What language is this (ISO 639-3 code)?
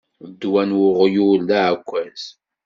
kab